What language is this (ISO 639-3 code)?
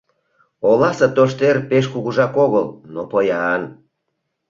chm